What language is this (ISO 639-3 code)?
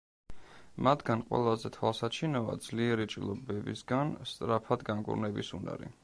kat